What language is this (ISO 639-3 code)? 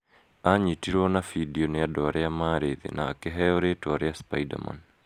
kik